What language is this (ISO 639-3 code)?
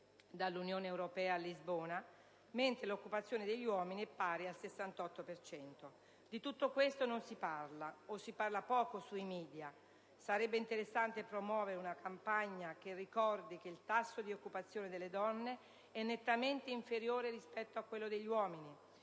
ita